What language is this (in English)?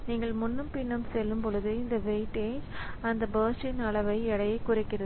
Tamil